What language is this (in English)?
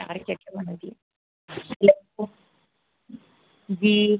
Hindi